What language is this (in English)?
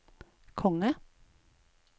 Norwegian